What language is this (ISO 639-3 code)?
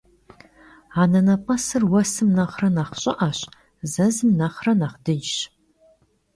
kbd